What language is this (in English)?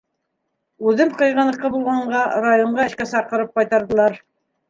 Bashkir